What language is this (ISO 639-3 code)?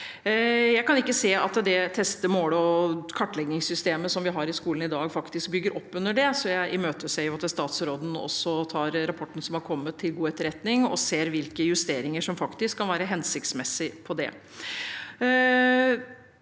nor